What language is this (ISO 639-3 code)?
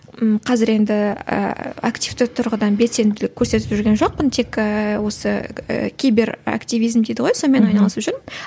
kaz